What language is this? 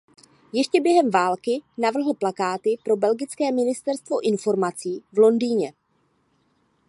Czech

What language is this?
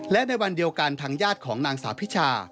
Thai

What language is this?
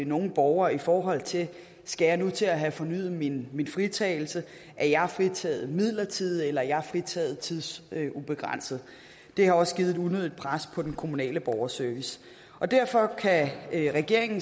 Danish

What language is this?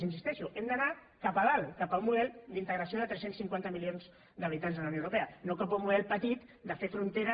Catalan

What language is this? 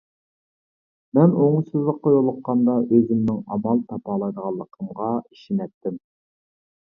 Uyghur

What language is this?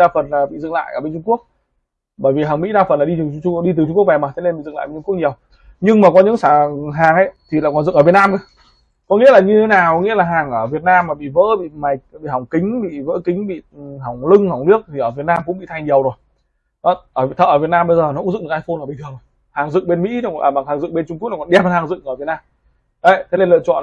Vietnamese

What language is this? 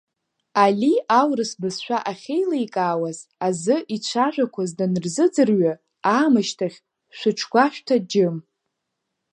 Abkhazian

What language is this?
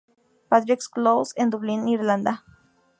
Spanish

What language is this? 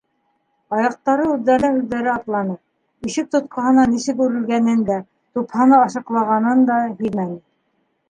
Bashkir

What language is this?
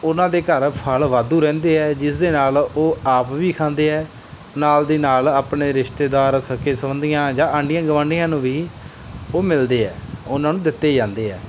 Punjabi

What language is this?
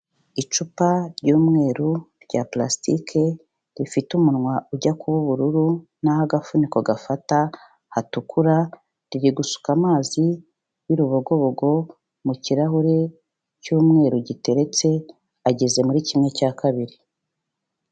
Kinyarwanda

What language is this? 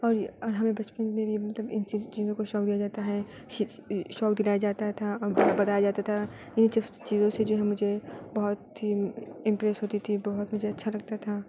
Urdu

